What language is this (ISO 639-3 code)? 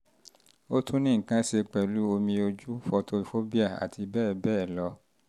yor